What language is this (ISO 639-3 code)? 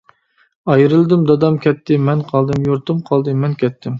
uig